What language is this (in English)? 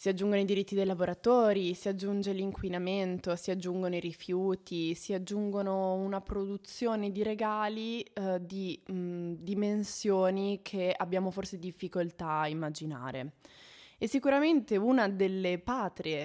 Italian